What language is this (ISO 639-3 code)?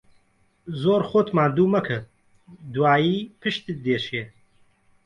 ckb